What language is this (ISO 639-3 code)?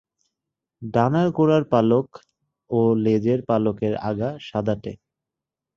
ben